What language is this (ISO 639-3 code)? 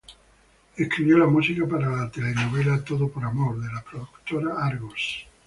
spa